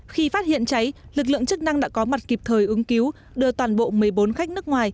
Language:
Vietnamese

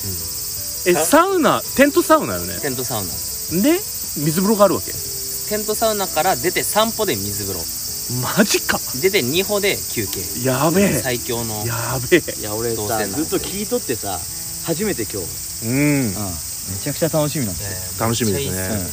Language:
Japanese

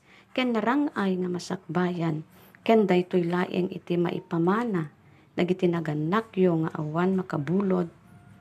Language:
Filipino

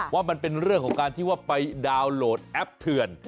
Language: Thai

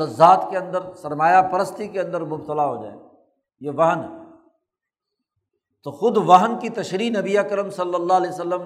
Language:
Urdu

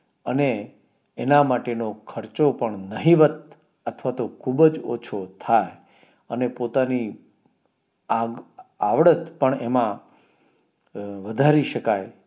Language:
Gujarati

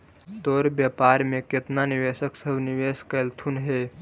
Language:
Magahi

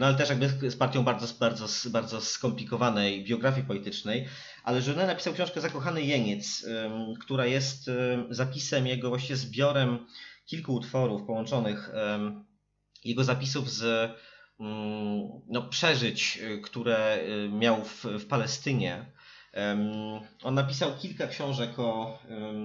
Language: Polish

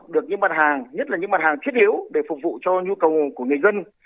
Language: Vietnamese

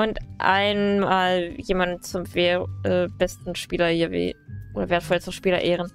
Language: German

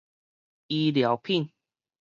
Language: Min Nan Chinese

